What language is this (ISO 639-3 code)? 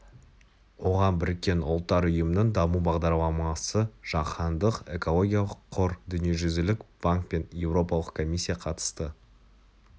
kaz